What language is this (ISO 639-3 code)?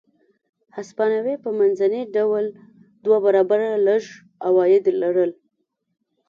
pus